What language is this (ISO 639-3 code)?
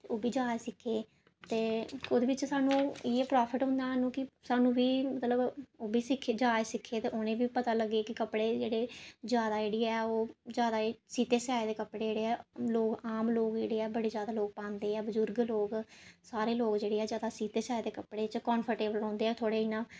doi